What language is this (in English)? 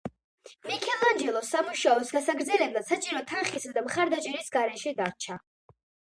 Georgian